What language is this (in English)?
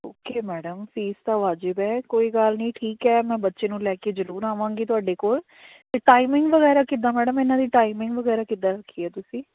Punjabi